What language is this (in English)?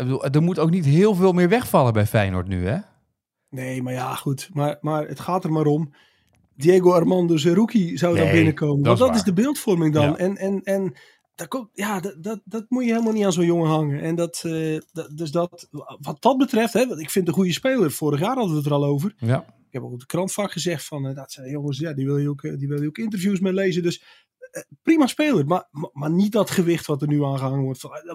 Dutch